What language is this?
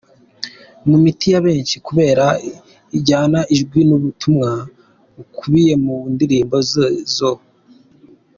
Kinyarwanda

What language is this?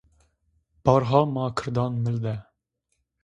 Zaza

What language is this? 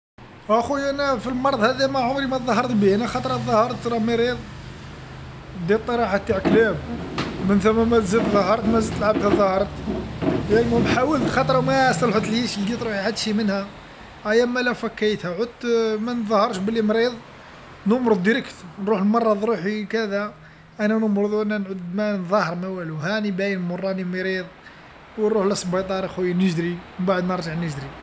Algerian Arabic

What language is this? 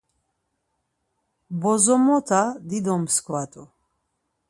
Laz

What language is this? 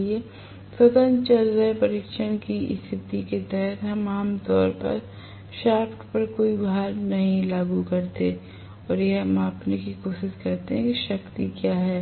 Hindi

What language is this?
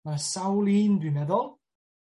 Welsh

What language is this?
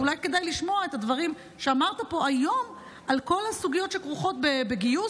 Hebrew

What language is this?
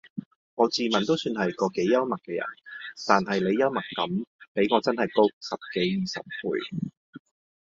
Cantonese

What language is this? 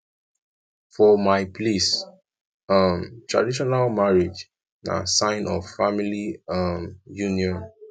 Nigerian Pidgin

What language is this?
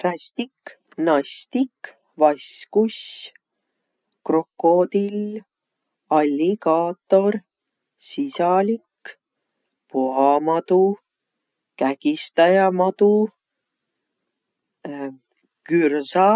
Võro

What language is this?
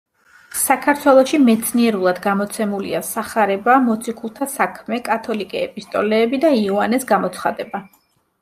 Georgian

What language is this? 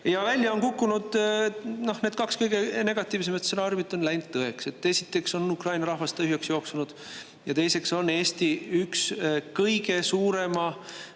Estonian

